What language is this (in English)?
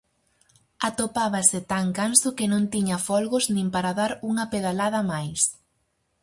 Galician